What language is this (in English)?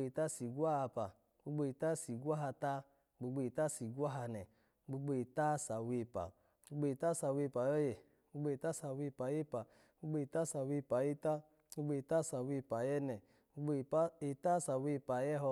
Alago